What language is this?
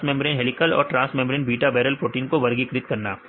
Hindi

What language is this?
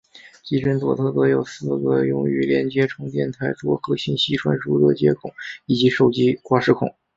Chinese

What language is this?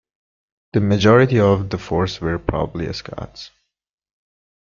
English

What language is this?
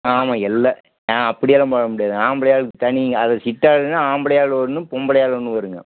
Tamil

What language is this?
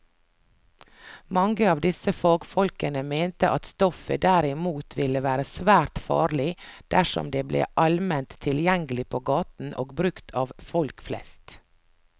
Norwegian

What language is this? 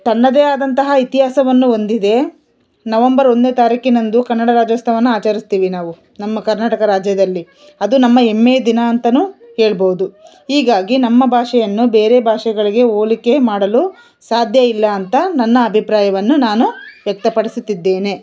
Kannada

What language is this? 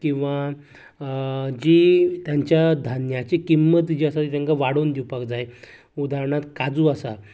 Konkani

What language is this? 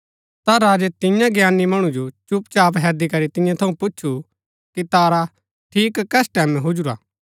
Gaddi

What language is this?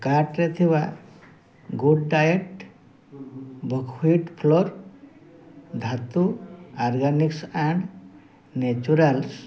Odia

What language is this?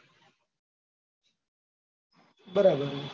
Gujarati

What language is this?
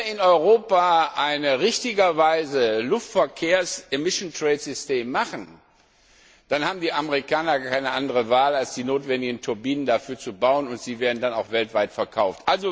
German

